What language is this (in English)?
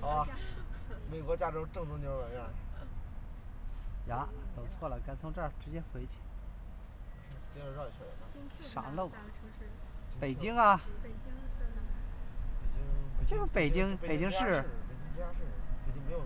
Chinese